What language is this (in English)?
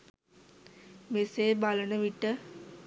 Sinhala